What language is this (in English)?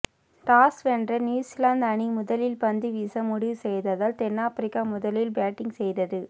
Tamil